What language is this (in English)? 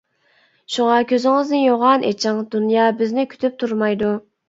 Uyghur